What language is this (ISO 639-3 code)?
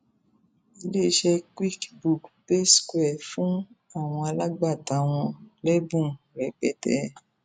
yor